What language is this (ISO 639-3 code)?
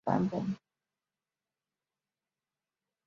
zho